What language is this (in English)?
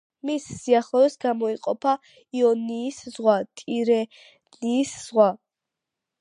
Georgian